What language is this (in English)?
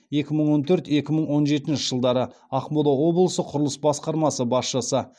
Kazakh